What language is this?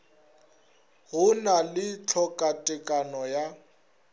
Northern Sotho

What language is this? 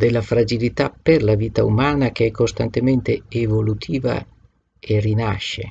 Italian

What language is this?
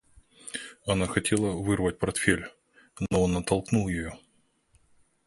Russian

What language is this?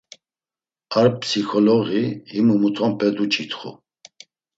Laz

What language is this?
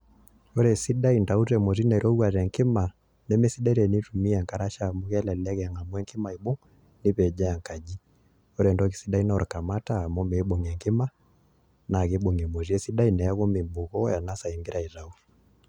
Masai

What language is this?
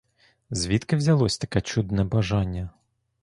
Ukrainian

